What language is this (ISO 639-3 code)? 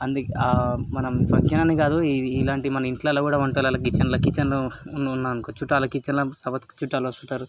tel